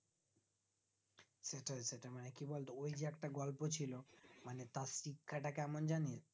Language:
Bangla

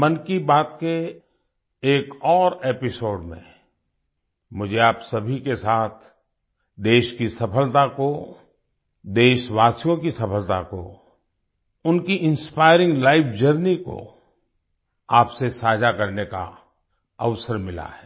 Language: Hindi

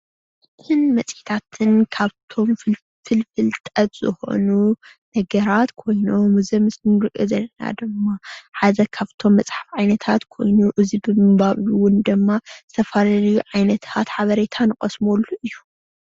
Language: Tigrinya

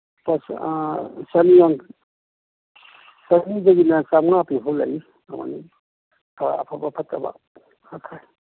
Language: Manipuri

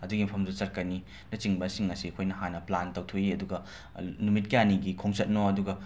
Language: Manipuri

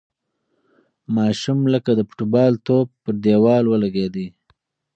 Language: Pashto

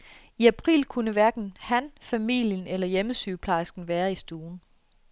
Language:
Danish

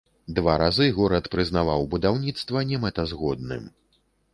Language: Belarusian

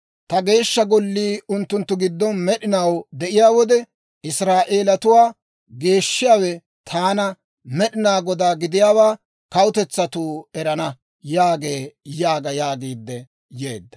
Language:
Dawro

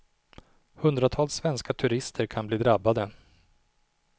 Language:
Swedish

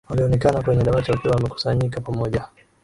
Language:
Swahili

